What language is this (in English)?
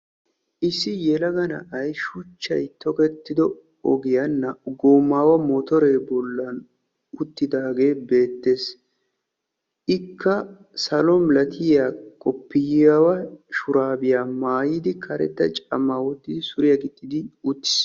Wolaytta